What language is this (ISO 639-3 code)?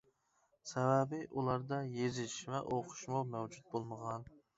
uig